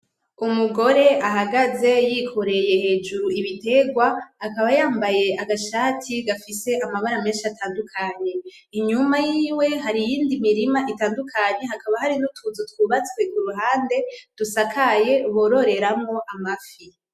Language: Rundi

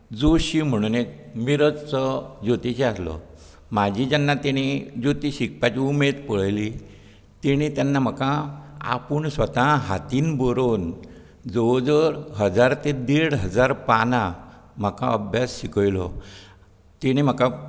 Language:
Konkani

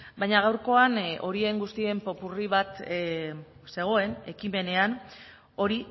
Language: Basque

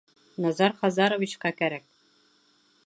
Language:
Bashkir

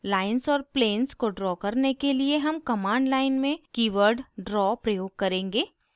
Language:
Hindi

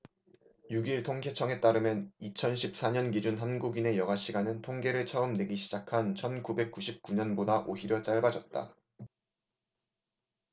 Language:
Korean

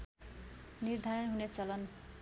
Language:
Nepali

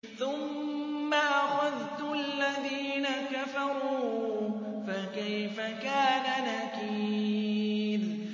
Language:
Arabic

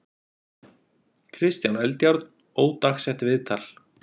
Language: Icelandic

